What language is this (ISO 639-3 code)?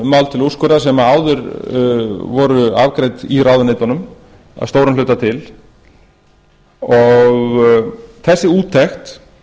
isl